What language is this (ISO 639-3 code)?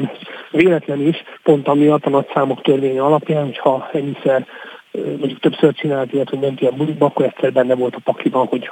hun